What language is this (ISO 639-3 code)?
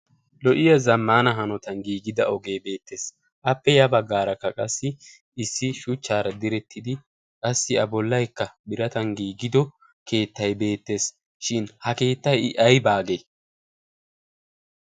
wal